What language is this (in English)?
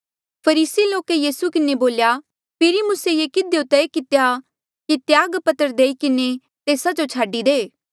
Mandeali